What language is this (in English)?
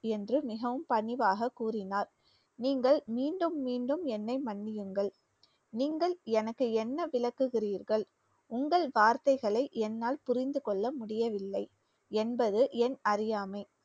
Tamil